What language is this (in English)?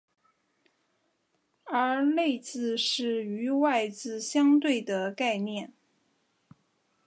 Chinese